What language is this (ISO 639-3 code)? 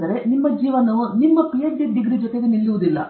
kan